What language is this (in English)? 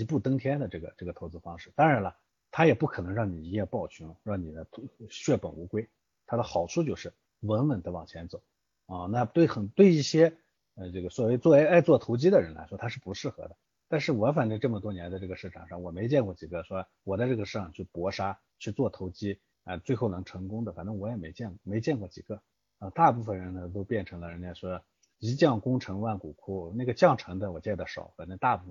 Chinese